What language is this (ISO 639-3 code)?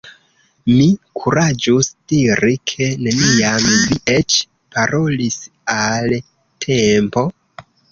epo